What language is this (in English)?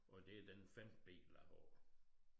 Danish